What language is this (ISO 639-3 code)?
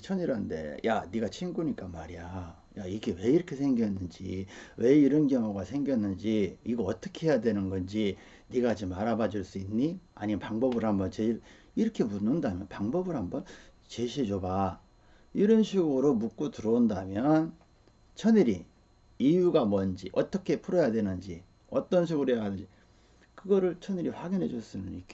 kor